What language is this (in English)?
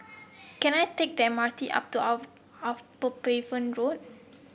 English